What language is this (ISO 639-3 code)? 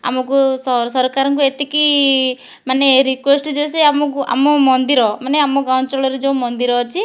ori